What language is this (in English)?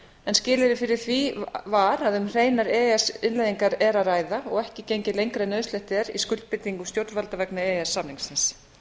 Icelandic